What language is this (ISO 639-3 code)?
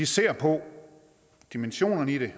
dan